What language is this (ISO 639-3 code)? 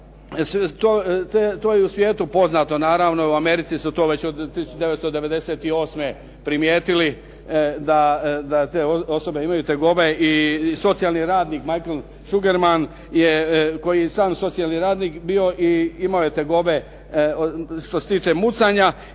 hrv